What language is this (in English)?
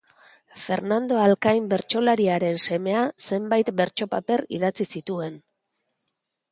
Basque